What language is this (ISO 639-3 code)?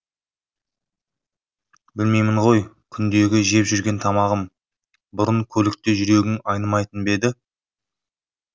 kaz